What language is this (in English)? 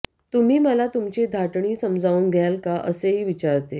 Marathi